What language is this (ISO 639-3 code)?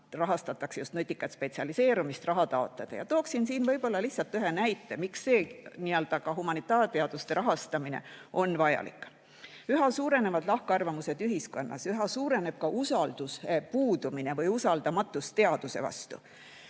est